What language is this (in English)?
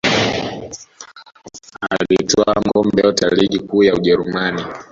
Swahili